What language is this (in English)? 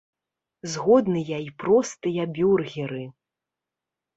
Belarusian